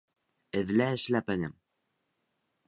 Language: Bashkir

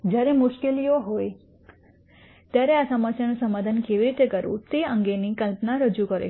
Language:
Gujarati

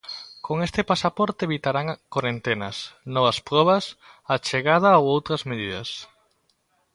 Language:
Galician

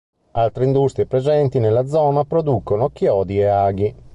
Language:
Italian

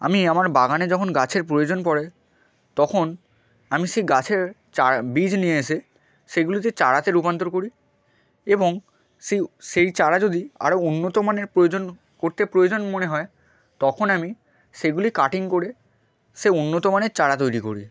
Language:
Bangla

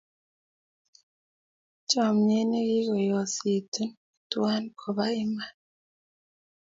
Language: Kalenjin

